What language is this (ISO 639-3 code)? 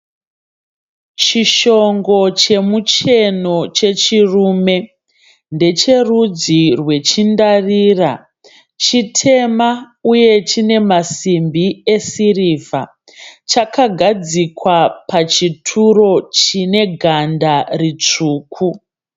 sna